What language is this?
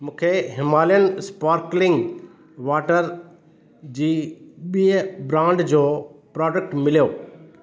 Sindhi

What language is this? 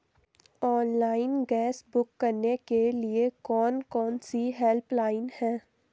Hindi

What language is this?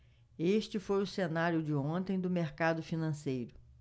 Portuguese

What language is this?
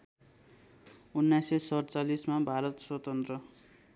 Nepali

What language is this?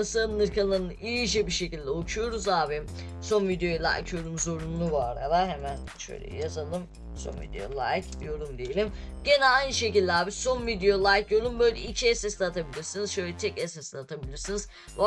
Turkish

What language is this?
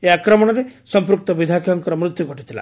Odia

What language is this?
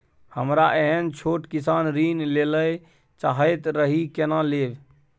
Maithili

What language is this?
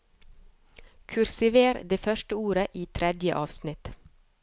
Norwegian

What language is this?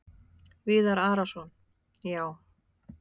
Icelandic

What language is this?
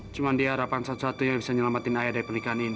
Indonesian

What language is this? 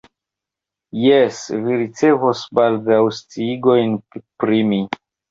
Esperanto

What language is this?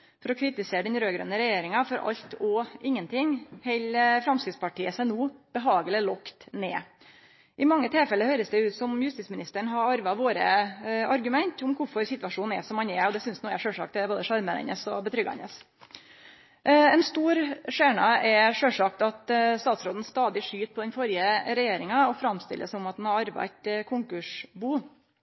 Norwegian Nynorsk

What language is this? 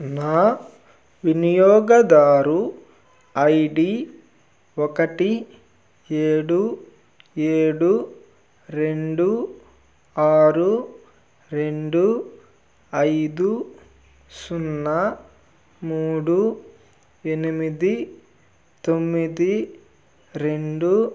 Telugu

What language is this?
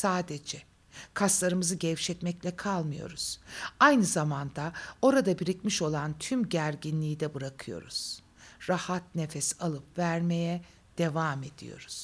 Turkish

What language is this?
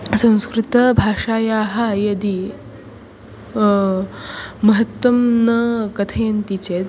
Sanskrit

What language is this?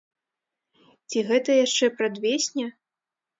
Belarusian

